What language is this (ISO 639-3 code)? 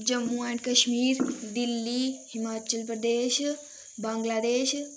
doi